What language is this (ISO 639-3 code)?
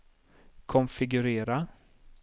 swe